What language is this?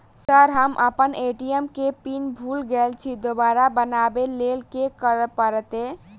Maithili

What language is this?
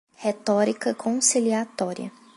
Portuguese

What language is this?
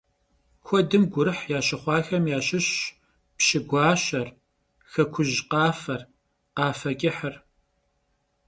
Kabardian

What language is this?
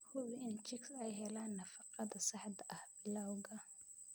Somali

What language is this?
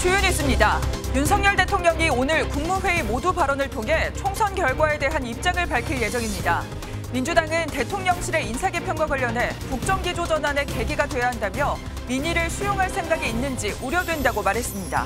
Korean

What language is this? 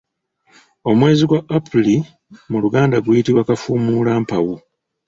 Ganda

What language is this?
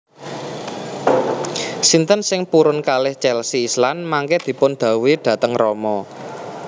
Javanese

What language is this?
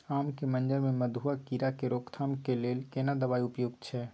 Maithili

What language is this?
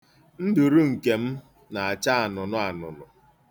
Igbo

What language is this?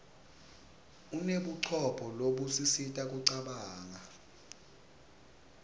Swati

